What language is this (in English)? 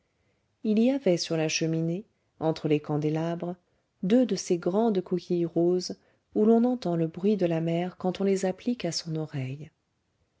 French